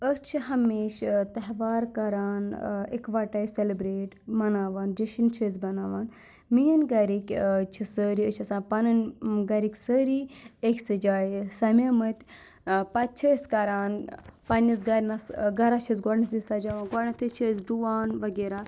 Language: Kashmiri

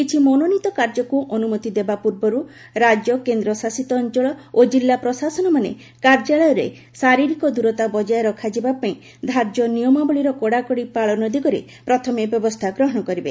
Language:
Odia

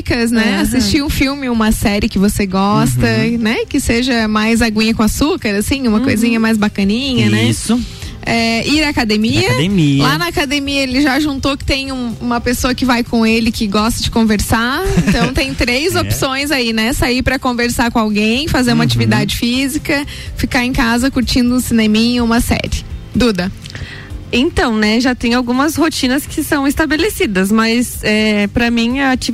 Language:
Portuguese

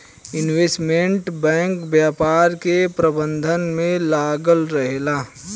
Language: Bhojpuri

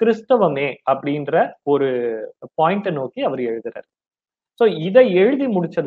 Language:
Tamil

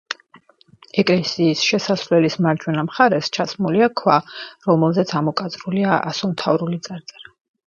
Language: Georgian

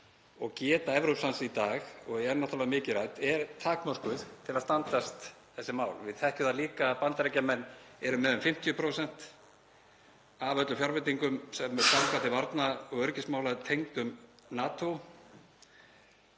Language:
Icelandic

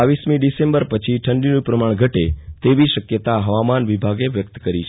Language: Gujarati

